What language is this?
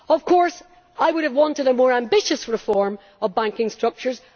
English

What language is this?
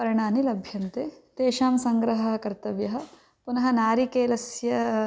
Sanskrit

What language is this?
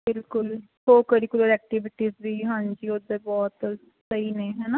Punjabi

